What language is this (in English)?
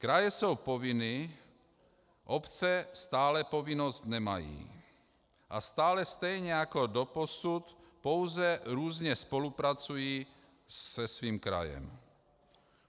Czech